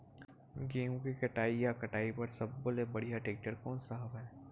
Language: Chhattisgarhi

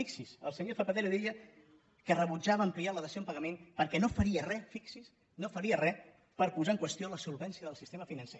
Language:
Catalan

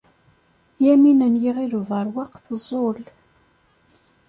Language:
Kabyle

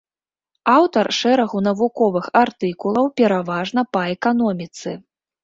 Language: Belarusian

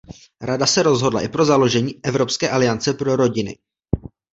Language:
Czech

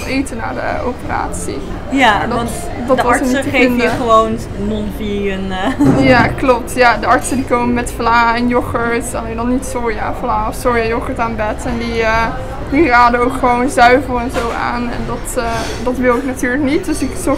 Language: Dutch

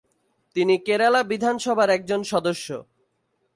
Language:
Bangla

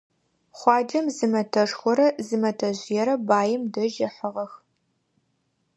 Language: Adyghe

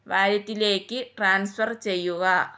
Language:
Malayalam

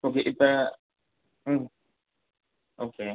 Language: Tamil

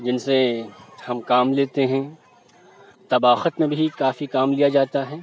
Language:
Urdu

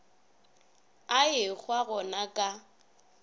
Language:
Northern Sotho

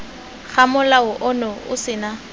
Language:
Tswana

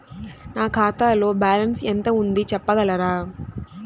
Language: Telugu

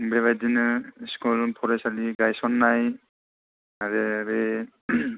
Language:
Bodo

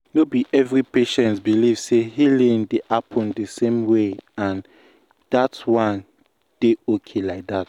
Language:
Nigerian Pidgin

